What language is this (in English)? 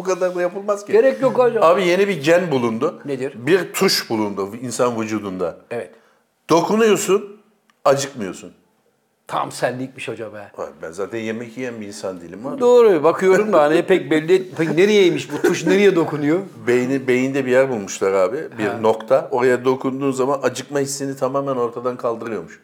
Turkish